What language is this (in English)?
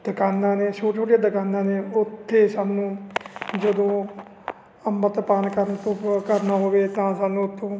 Punjabi